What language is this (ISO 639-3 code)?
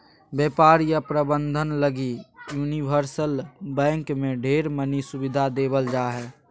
mag